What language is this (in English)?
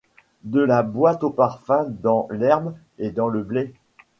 French